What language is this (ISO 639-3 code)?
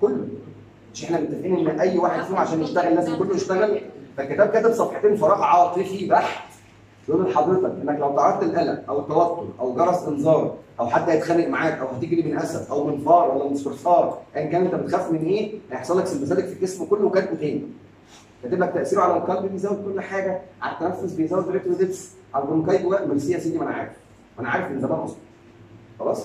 ara